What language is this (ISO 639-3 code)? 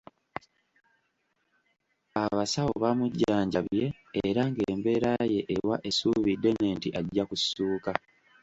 lug